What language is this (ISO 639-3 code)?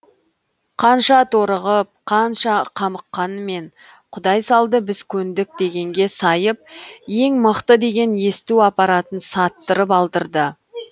kaz